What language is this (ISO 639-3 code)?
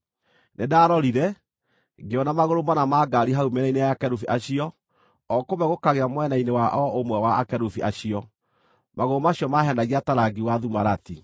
kik